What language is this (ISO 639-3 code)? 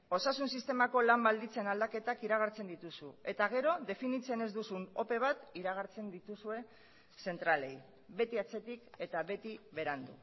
eus